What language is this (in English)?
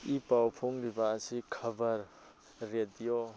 Manipuri